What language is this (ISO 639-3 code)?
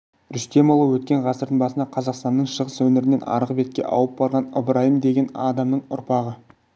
kaz